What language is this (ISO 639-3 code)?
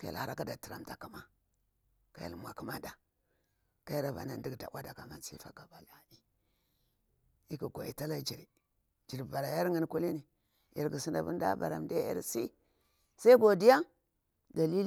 bwr